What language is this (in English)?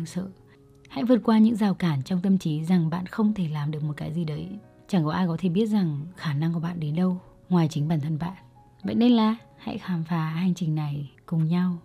Vietnamese